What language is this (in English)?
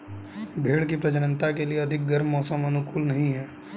Hindi